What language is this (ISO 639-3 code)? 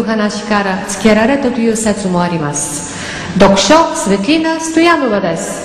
ron